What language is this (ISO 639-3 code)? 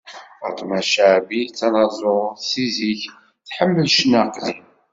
kab